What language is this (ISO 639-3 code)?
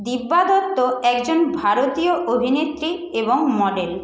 ben